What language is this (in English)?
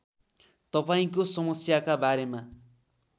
Nepali